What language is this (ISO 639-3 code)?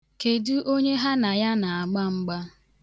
ibo